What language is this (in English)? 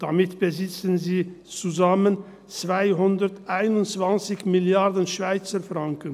Swiss German